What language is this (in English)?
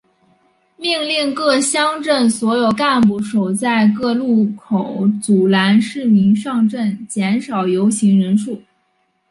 Chinese